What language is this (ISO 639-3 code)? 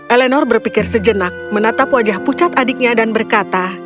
ind